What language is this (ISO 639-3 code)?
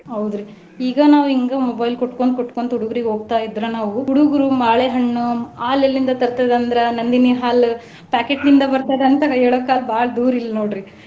kan